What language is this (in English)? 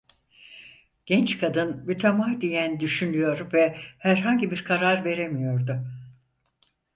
Turkish